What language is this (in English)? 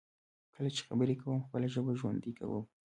Pashto